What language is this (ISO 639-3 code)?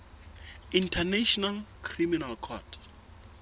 sot